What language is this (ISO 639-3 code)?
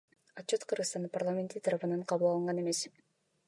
kir